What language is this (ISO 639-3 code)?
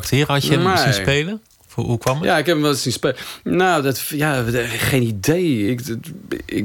nld